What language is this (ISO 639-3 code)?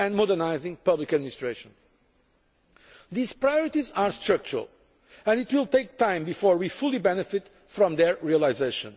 eng